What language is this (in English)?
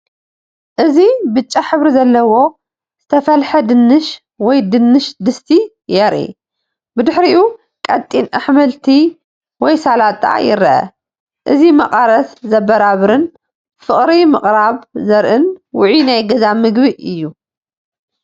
Tigrinya